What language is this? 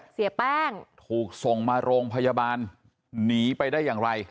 Thai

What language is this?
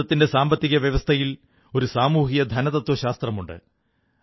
Malayalam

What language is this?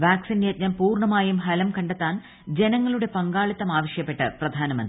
Malayalam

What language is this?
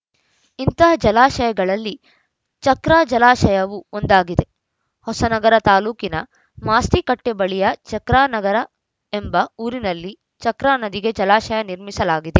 Kannada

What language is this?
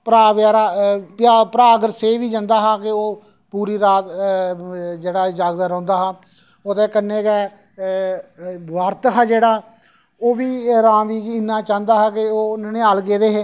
Dogri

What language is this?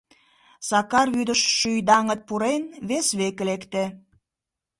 Mari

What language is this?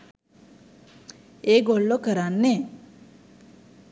Sinhala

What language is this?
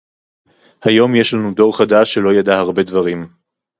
Hebrew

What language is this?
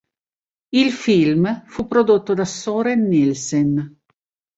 Italian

